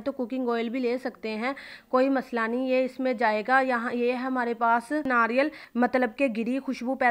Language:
Hindi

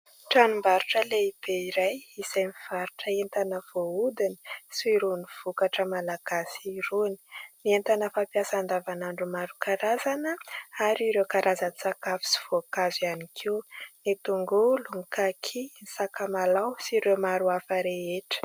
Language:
Malagasy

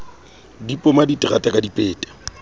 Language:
Southern Sotho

